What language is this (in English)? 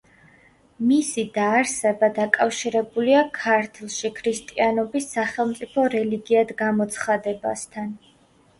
Georgian